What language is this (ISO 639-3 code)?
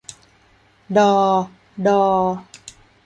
tha